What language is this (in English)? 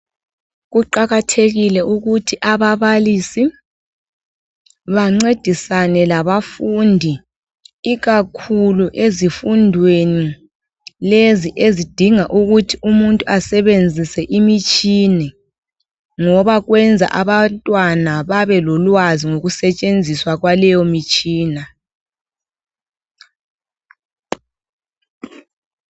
North Ndebele